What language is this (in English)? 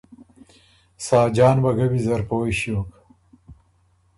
Ormuri